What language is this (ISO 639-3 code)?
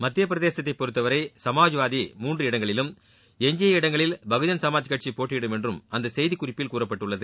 tam